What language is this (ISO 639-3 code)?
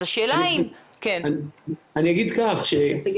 heb